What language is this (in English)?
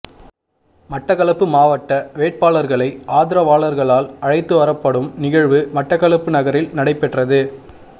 Tamil